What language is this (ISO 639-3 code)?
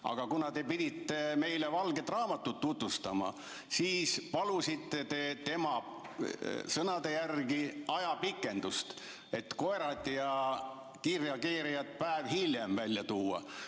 est